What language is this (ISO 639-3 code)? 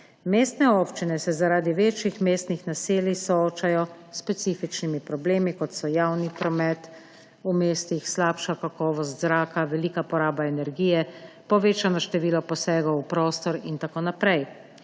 slv